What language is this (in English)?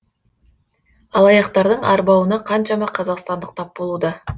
Kazakh